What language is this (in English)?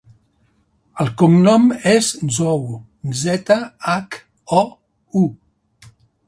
Catalan